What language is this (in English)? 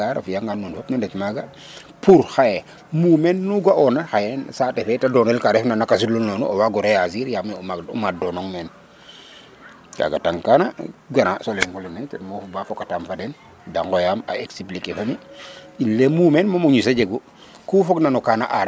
Serer